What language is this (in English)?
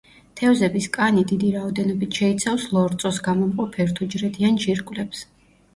Georgian